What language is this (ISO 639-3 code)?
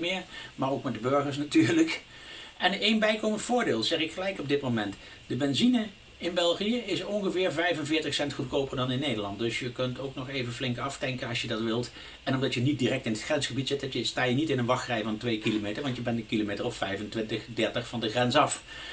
nld